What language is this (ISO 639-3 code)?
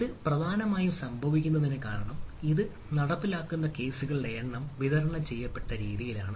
mal